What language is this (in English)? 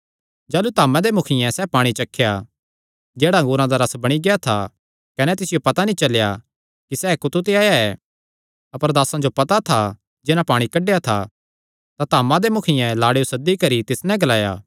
Kangri